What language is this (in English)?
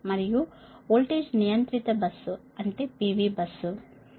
Telugu